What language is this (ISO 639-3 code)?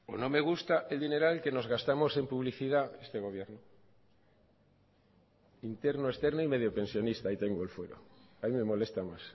spa